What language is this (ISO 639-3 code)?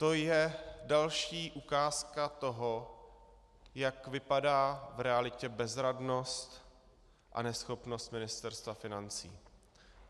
ces